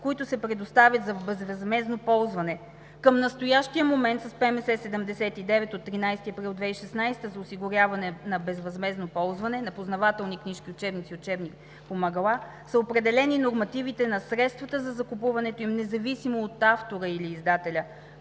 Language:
Bulgarian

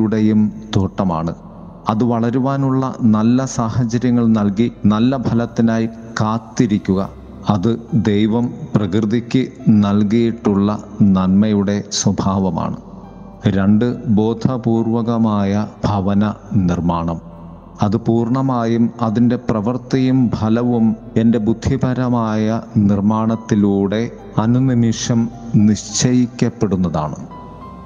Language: Malayalam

